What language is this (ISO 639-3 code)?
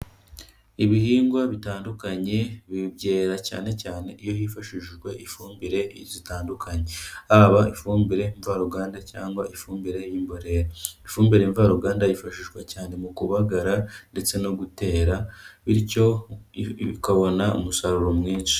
kin